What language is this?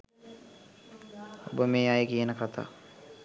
Sinhala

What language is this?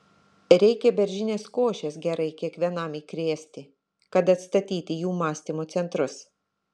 Lithuanian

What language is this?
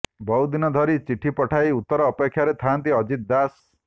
Odia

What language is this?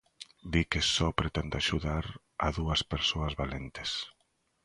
Galician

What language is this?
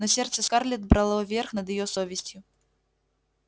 Russian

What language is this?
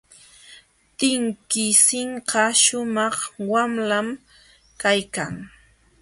Jauja Wanca Quechua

